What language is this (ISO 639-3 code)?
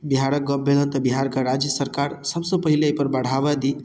mai